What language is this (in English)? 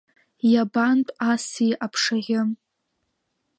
Abkhazian